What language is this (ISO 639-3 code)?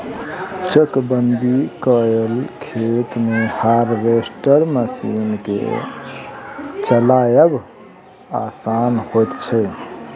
mai